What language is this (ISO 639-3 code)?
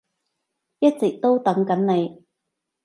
yue